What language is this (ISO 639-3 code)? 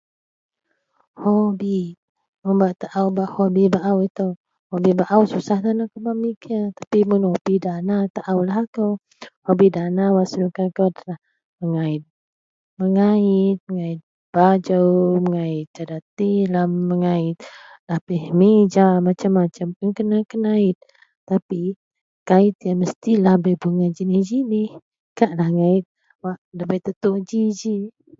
mel